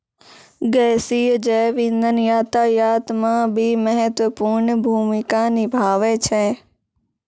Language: Maithili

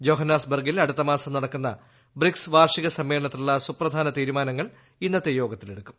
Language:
Malayalam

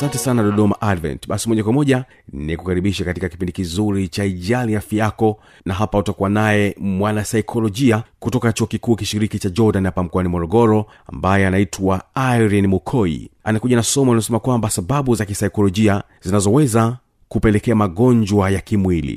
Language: Swahili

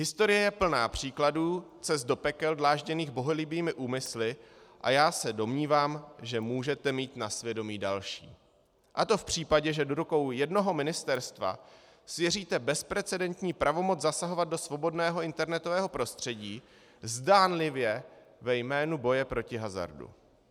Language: Czech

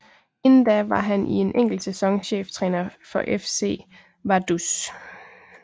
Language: Danish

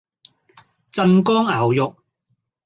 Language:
Cantonese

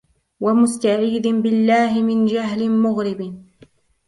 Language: Arabic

